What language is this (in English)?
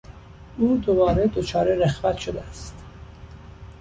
Persian